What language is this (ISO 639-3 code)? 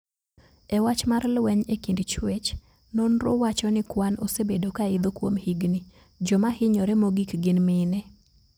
luo